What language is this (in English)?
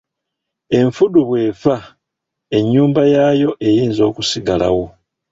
Ganda